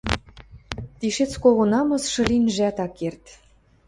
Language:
Western Mari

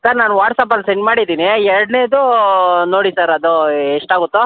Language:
Kannada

